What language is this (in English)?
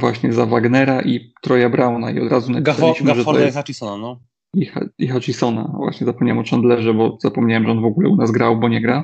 Polish